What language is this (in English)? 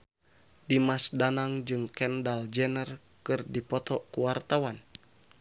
Sundanese